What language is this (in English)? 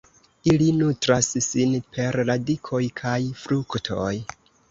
Esperanto